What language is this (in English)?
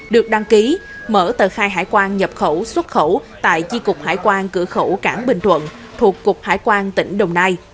Vietnamese